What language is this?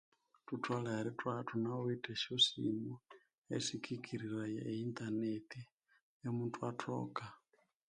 Konzo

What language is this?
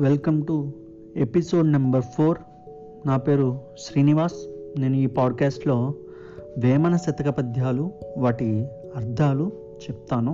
Telugu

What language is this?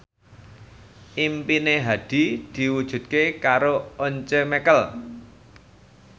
Javanese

